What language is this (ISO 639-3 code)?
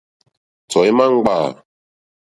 bri